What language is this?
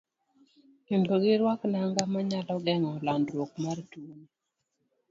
Luo (Kenya and Tanzania)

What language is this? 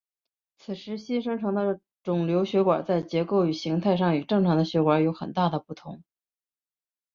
Chinese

